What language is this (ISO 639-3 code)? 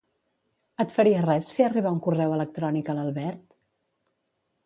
cat